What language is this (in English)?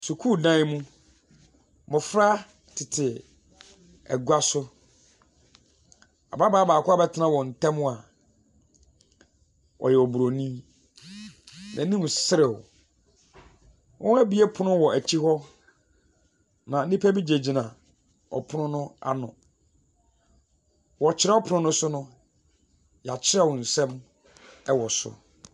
Akan